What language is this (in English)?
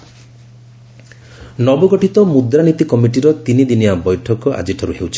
Odia